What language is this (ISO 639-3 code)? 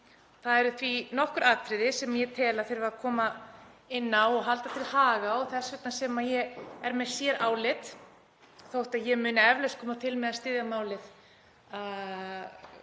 isl